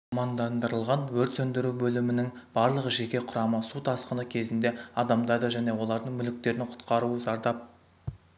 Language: Kazakh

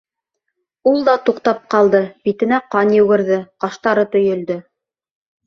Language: Bashkir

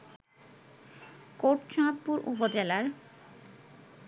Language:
Bangla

